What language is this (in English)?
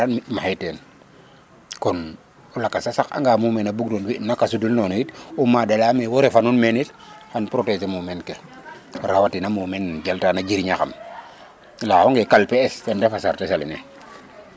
Serer